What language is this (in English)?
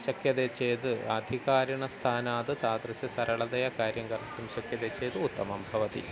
Sanskrit